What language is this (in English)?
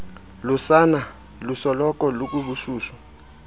Xhosa